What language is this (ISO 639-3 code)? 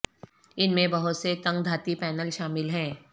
urd